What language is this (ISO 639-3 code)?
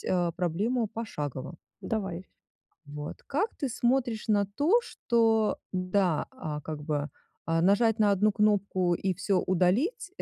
rus